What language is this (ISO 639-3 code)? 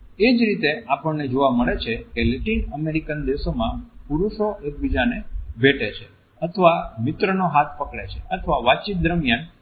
guj